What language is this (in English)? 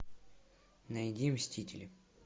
Russian